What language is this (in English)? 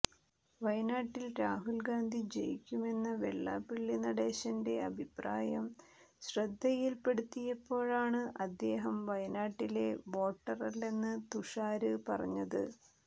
Malayalam